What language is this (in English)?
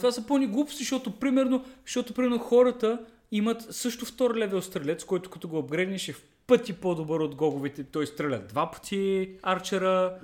Bulgarian